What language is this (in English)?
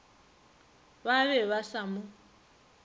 Northern Sotho